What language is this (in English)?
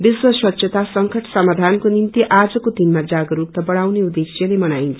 Nepali